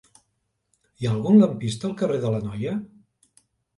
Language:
Catalan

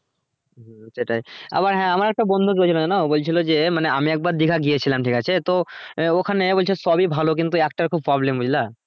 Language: Bangla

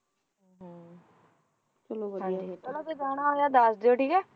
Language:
Punjabi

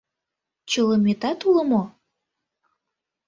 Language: Mari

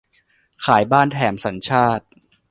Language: Thai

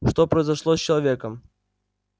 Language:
Russian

